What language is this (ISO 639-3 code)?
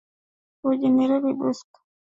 swa